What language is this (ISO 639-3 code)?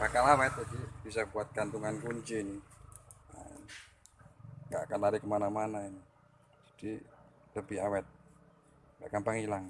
ind